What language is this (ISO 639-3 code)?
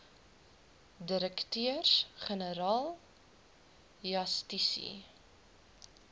afr